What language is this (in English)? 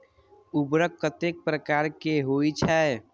Maithili